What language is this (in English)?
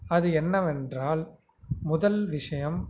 Tamil